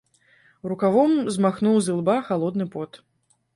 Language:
Belarusian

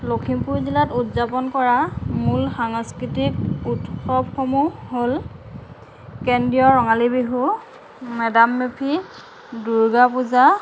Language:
Assamese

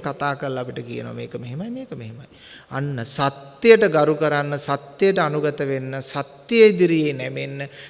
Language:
Indonesian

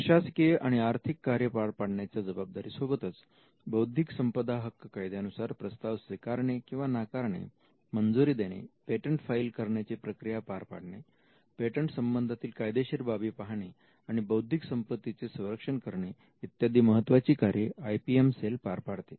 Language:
Marathi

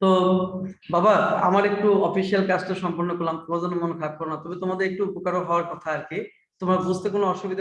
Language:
Turkish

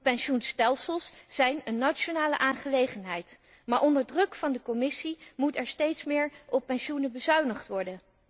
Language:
Dutch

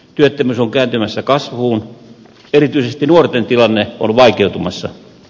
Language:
Finnish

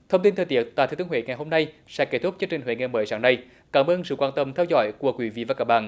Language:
Vietnamese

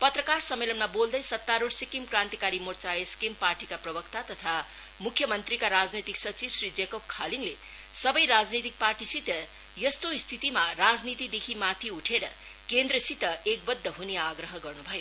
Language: Nepali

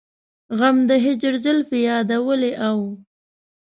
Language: Pashto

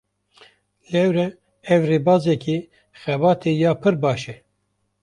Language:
Kurdish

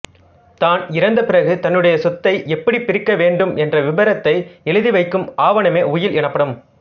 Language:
Tamil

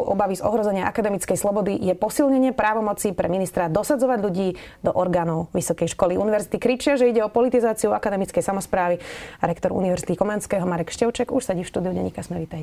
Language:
Slovak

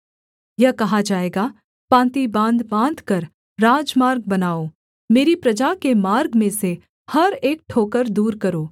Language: Hindi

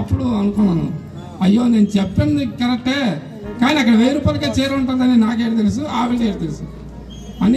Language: Telugu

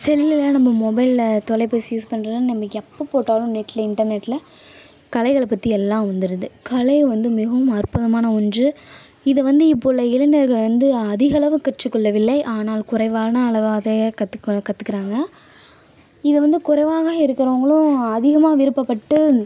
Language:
Tamil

